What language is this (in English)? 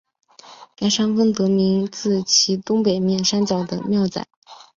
Chinese